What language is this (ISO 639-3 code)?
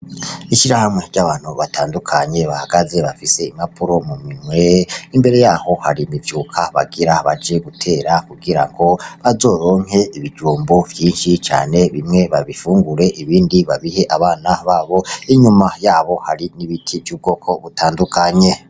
run